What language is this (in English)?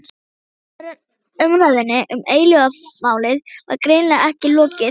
Icelandic